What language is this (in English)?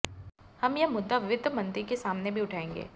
Hindi